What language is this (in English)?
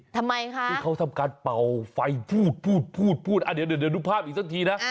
Thai